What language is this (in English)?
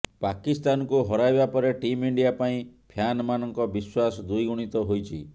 Odia